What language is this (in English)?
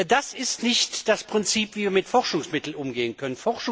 German